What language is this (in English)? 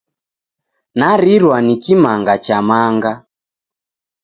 Taita